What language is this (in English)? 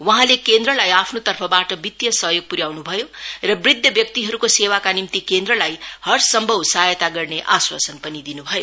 Nepali